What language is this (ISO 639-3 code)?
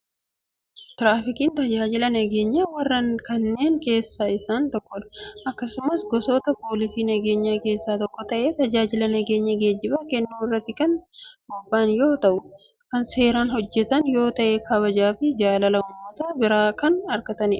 orm